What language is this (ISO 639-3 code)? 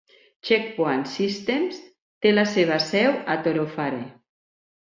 cat